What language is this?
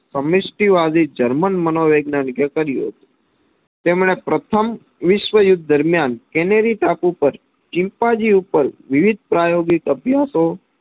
Gujarati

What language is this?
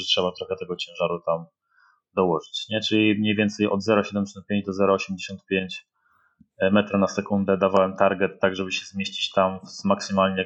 Polish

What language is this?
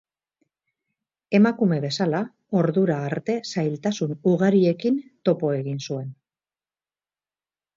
Basque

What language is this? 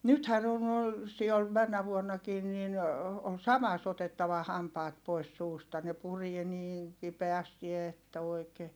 Finnish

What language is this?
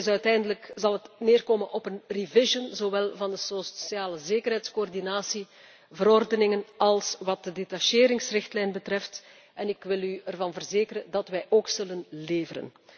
Dutch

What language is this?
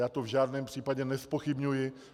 Czech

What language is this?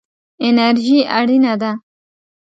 Pashto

